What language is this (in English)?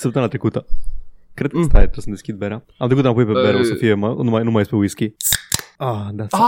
Romanian